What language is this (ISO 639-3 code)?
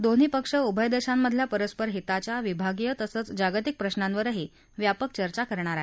mar